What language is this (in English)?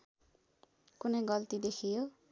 Nepali